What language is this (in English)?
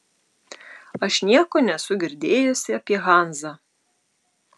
Lithuanian